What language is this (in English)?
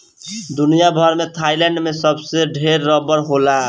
Bhojpuri